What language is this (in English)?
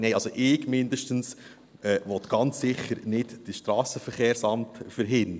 Swiss German